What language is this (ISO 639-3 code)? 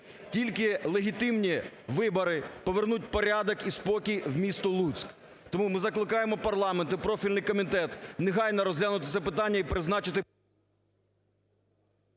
ukr